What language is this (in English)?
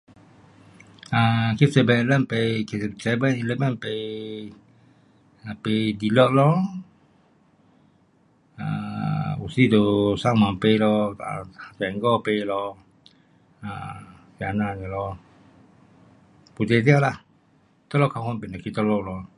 Pu-Xian Chinese